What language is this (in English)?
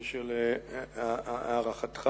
Hebrew